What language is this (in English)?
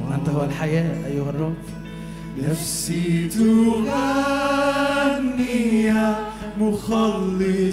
Arabic